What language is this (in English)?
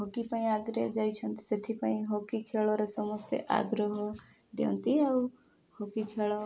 Odia